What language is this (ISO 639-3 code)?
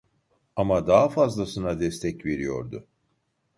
tur